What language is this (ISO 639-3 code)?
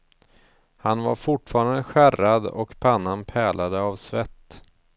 swe